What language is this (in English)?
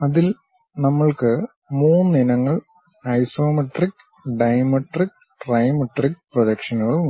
Malayalam